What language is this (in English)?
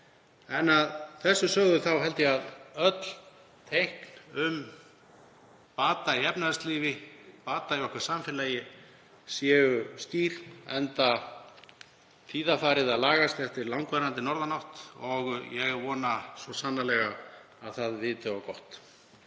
Icelandic